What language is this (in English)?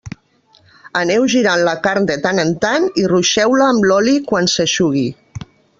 Catalan